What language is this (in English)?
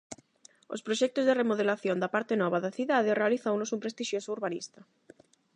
Galician